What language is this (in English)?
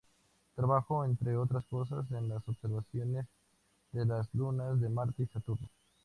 Spanish